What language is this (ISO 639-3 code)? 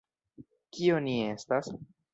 epo